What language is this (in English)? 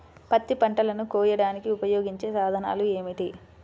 Telugu